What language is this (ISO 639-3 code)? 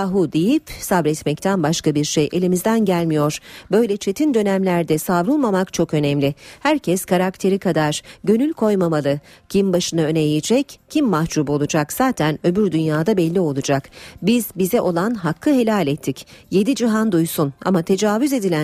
tur